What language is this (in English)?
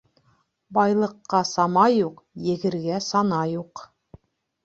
Bashkir